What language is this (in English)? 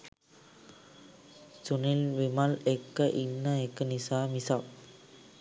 Sinhala